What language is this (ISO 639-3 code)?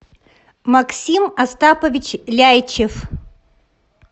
rus